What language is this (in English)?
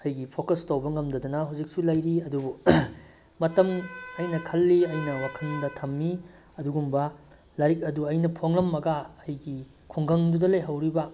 Manipuri